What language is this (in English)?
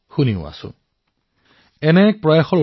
Assamese